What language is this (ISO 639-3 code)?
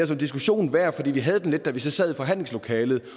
dan